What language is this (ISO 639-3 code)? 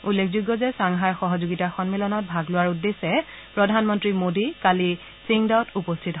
asm